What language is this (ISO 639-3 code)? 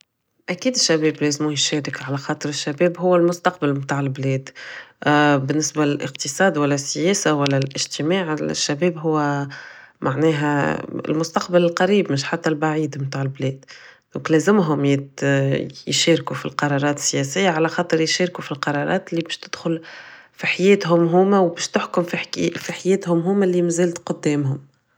aeb